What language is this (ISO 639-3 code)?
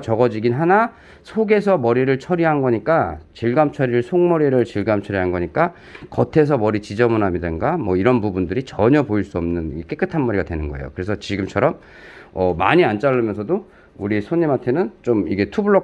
kor